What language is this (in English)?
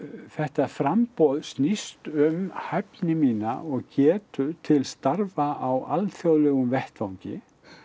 Icelandic